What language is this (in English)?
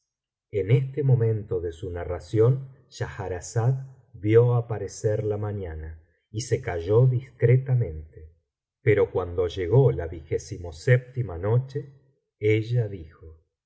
Spanish